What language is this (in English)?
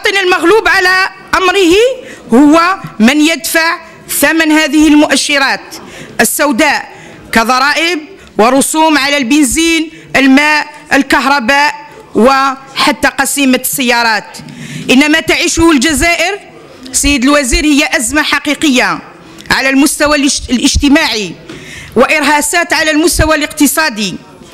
Arabic